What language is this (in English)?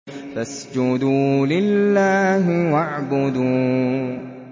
Arabic